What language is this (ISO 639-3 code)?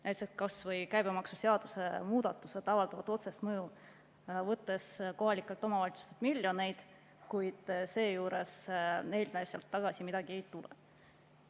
est